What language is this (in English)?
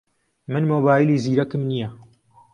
Central Kurdish